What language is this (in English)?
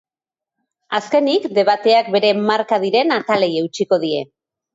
Basque